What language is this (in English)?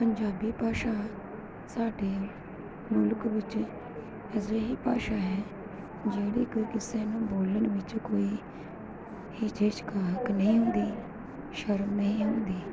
Punjabi